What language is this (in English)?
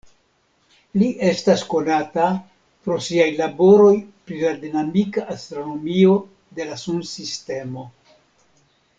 Esperanto